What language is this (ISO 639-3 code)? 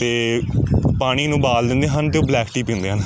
pan